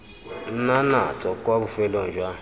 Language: Tswana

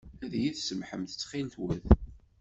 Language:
Kabyle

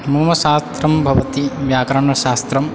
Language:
Sanskrit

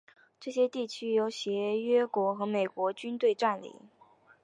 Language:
Chinese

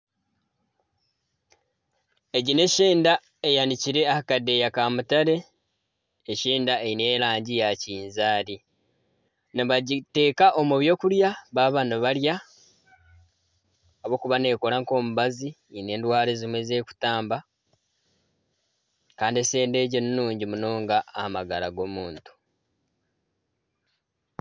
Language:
Nyankole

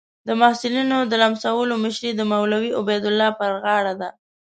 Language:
Pashto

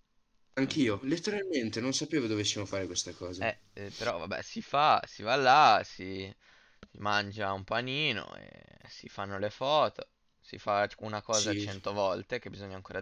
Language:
Italian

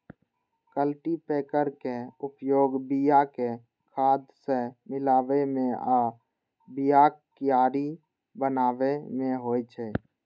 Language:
Maithili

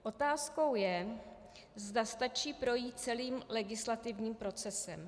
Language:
Czech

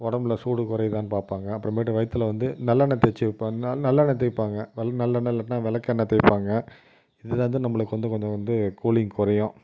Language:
Tamil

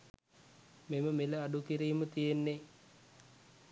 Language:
Sinhala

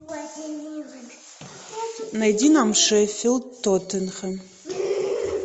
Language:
Russian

